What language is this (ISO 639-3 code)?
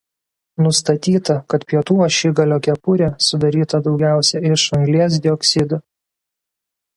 lit